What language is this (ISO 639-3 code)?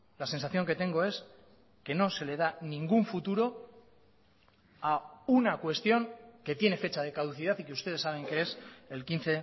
spa